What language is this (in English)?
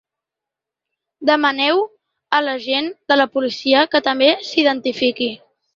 Catalan